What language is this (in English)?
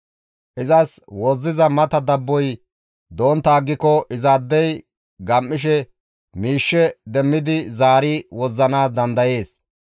Gamo